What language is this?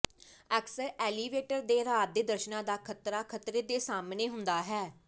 Punjabi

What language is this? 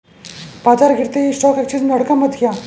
Hindi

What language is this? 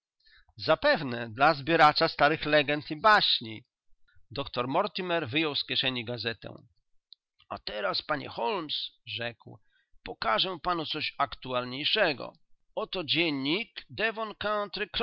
Polish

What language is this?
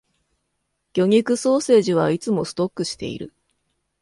Japanese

